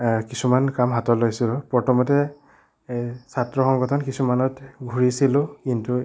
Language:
Assamese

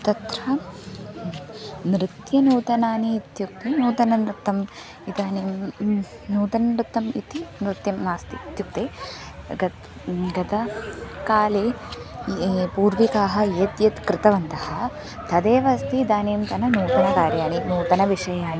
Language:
Sanskrit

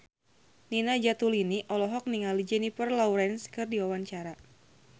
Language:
Sundanese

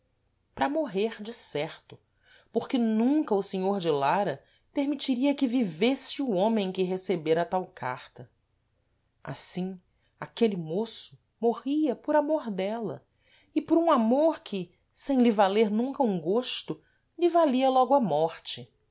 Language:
Portuguese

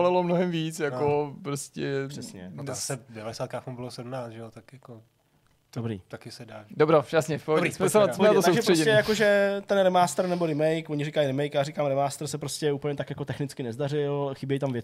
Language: Czech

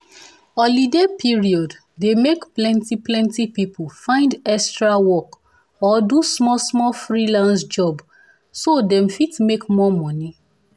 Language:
Nigerian Pidgin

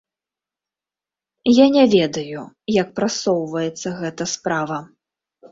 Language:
Belarusian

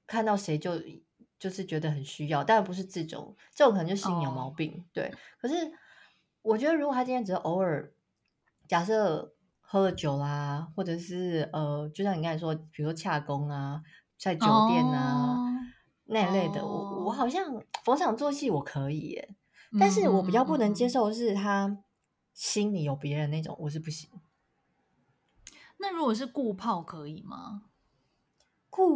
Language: Chinese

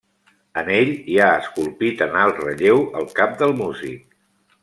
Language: Catalan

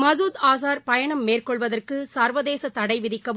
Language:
Tamil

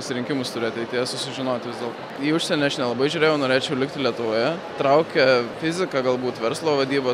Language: Lithuanian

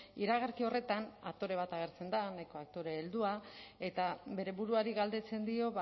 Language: Basque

